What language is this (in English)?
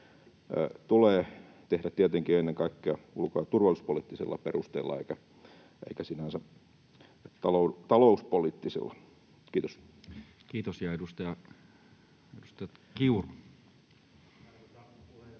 Finnish